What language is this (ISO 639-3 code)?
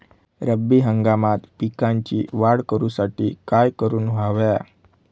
mar